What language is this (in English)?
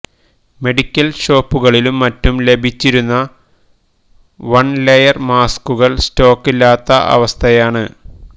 Malayalam